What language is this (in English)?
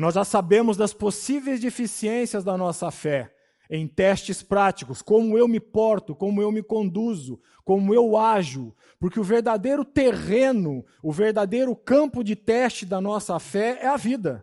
Portuguese